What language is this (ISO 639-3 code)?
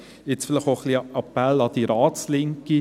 gsw